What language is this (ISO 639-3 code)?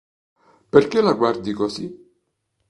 ita